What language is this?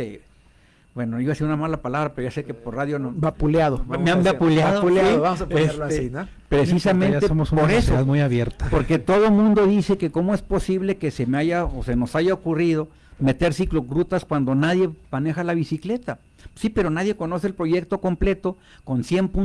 Spanish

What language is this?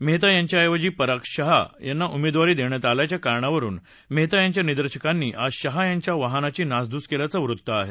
Marathi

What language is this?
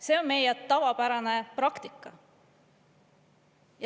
Estonian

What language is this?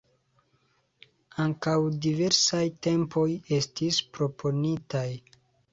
Esperanto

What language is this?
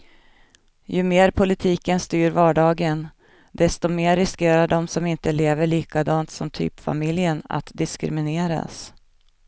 Swedish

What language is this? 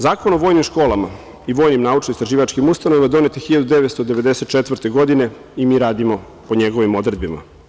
Serbian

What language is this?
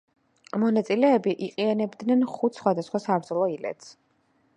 Georgian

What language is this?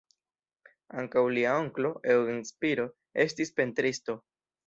Esperanto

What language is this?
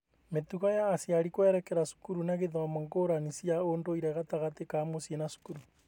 Kikuyu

